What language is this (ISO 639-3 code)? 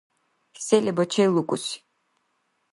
dar